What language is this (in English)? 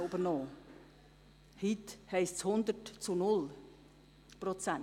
Swiss German